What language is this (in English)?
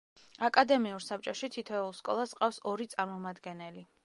Georgian